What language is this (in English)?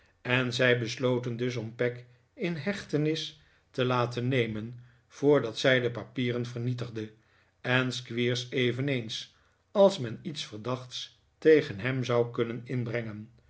Dutch